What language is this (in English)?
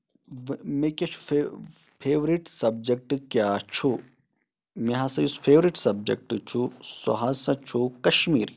Kashmiri